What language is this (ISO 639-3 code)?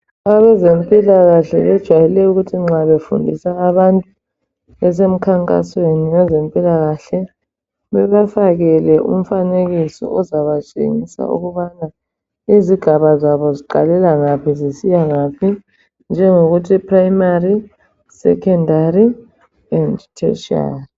nde